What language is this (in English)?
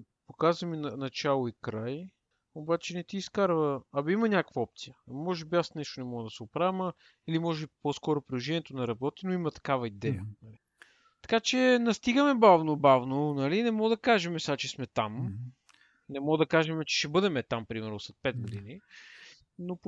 Bulgarian